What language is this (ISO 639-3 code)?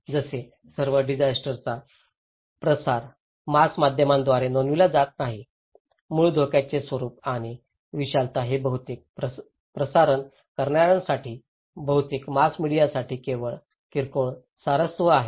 mar